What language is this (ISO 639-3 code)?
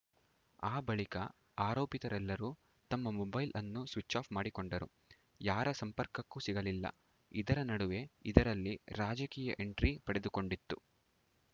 kan